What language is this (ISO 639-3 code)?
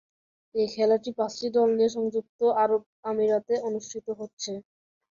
ben